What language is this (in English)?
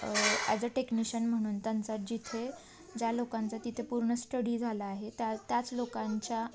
Marathi